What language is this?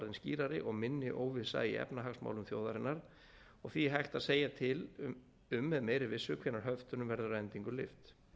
Icelandic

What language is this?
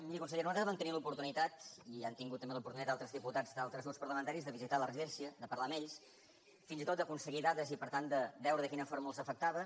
Catalan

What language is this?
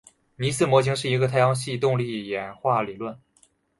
Chinese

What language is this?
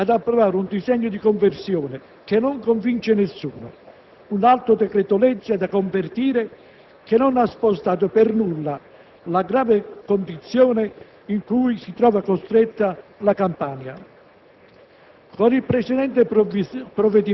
Italian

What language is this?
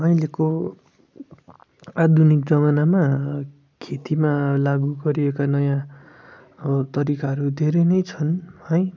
Nepali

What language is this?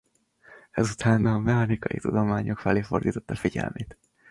Hungarian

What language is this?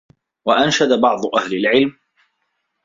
Arabic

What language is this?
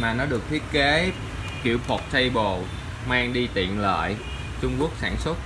Vietnamese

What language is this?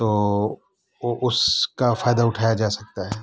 Urdu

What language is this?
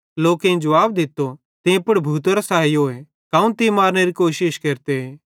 Bhadrawahi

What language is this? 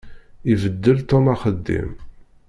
Kabyle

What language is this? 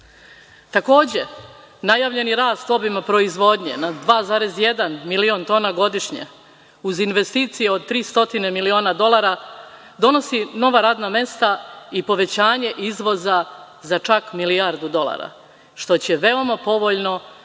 Serbian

